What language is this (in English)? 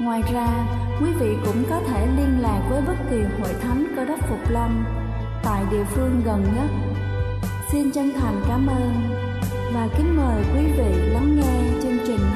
Vietnamese